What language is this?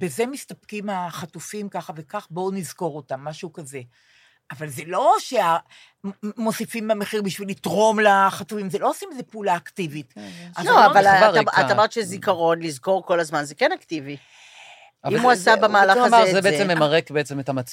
Hebrew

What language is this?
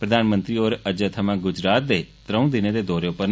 Dogri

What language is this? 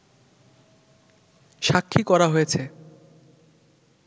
Bangla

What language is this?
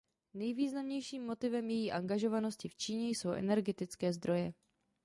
Czech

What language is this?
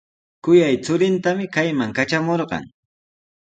Sihuas Ancash Quechua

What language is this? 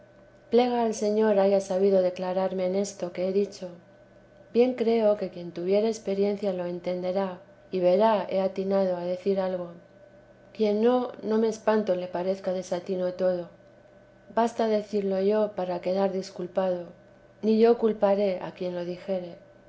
Spanish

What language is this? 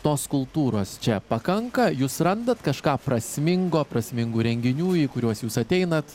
Lithuanian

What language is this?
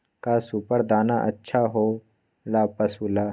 Magahi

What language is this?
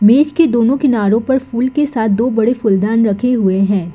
Hindi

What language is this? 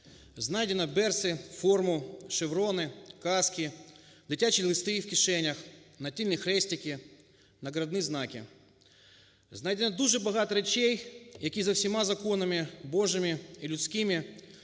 Ukrainian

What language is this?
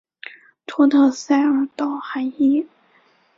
Chinese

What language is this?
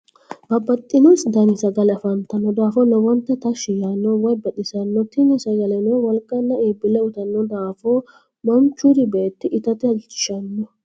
Sidamo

